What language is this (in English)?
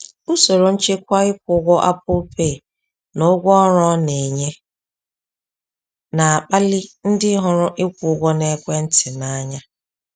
Igbo